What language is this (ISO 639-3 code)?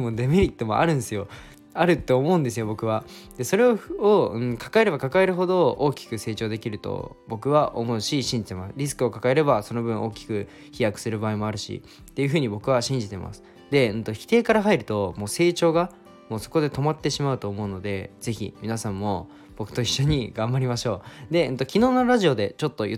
jpn